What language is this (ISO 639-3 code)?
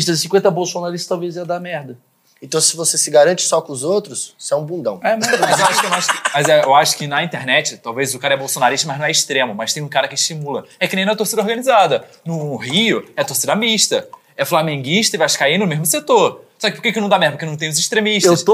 por